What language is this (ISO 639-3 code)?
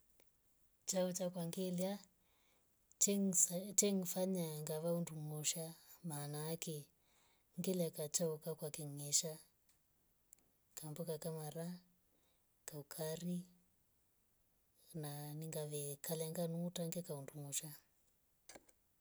rof